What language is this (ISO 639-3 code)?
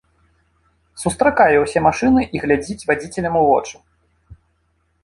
bel